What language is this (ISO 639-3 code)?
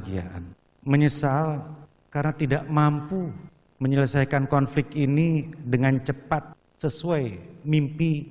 ind